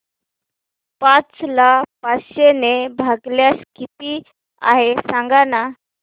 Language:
Marathi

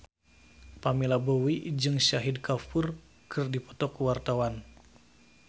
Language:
Sundanese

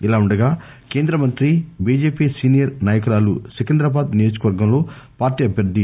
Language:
Telugu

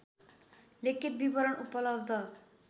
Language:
Nepali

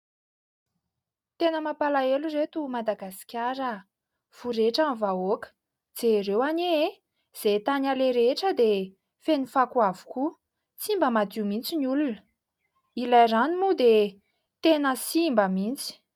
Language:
Malagasy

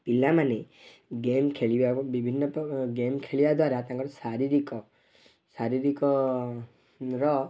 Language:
Odia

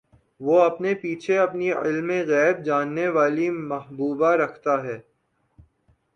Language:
Urdu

